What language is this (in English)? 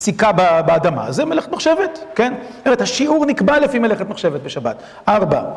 Hebrew